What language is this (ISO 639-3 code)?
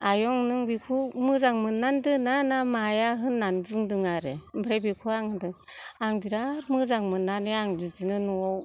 brx